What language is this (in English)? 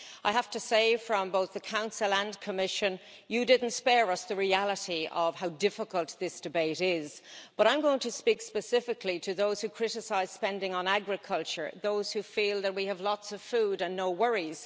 English